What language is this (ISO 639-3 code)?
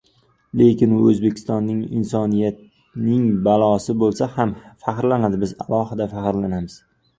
uzb